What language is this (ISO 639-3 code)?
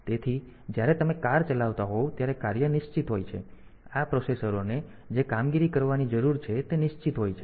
guj